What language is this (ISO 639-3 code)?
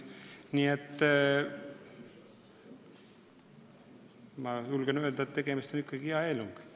est